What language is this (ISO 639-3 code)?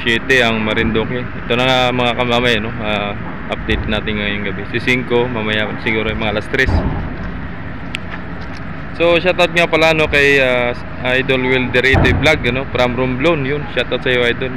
fil